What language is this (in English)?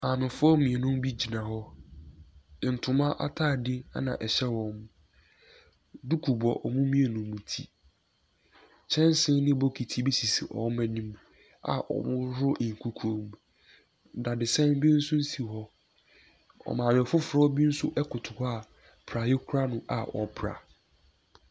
Akan